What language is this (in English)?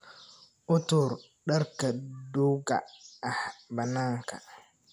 Somali